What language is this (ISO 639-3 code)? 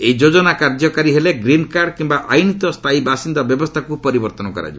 ori